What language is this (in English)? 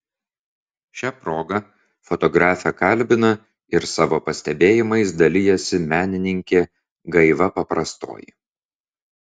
Lithuanian